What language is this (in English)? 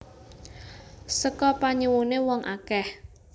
Javanese